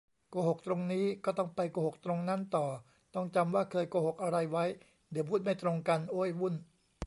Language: Thai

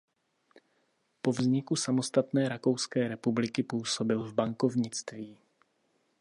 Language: Czech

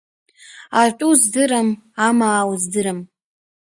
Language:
Abkhazian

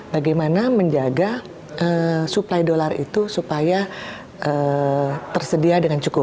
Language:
Indonesian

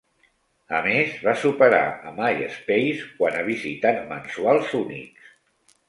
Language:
Catalan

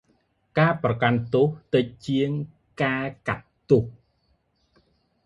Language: Khmer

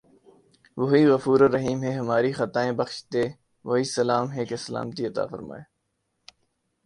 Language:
Urdu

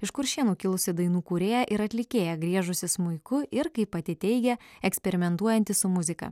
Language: Lithuanian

